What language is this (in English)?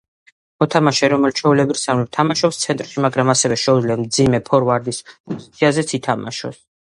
Georgian